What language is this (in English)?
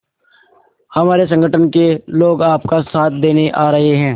Hindi